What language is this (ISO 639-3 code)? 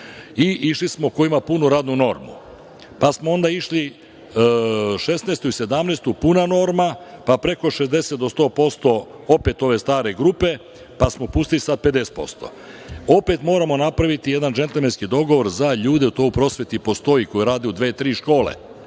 srp